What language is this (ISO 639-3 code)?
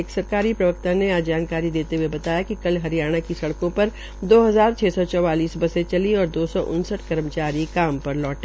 hin